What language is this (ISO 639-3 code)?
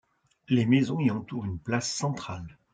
fra